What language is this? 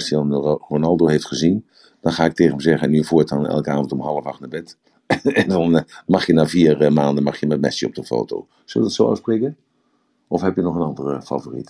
Dutch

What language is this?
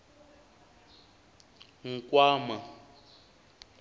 Tsonga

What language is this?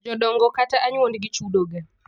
Luo (Kenya and Tanzania)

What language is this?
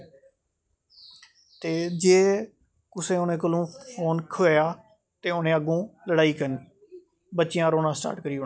Dogri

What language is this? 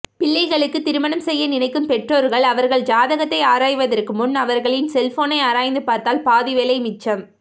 Tamil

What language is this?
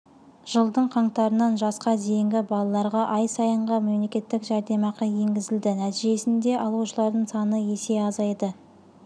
Kazakh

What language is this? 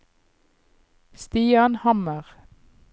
Norwegian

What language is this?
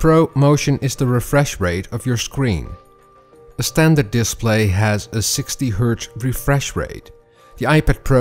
English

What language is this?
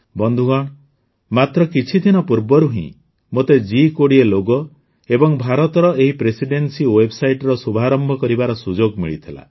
Odia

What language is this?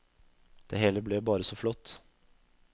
Norwegian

